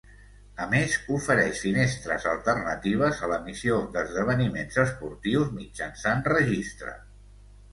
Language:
Catalan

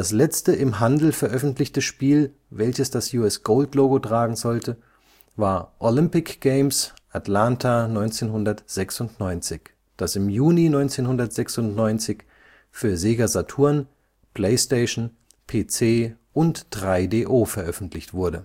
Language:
German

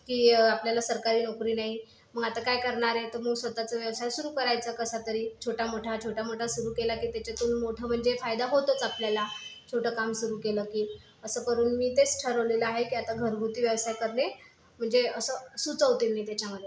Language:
Marathi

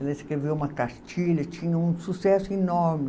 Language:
Portuguese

